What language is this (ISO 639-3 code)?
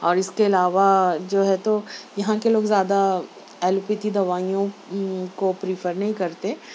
urd